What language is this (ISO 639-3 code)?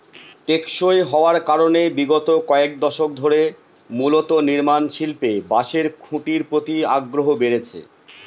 ben